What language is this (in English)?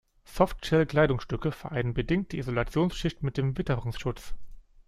German